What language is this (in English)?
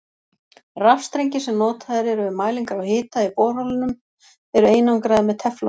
Icelandic